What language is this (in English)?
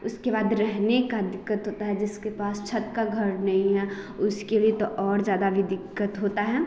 Hindi